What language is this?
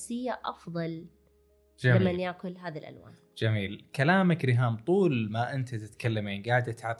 Arabic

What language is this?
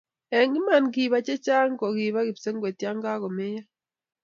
Kalenjin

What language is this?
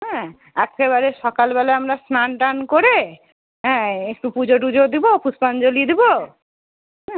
Bangla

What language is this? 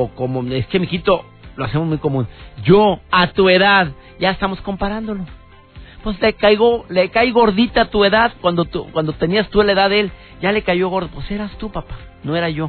Spanish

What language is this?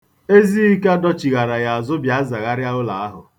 Igbo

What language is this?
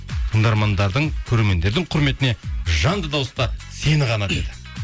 Kazakh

